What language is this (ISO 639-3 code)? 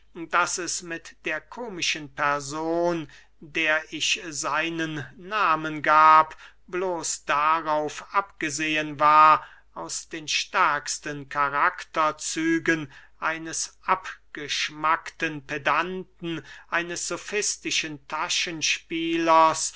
deu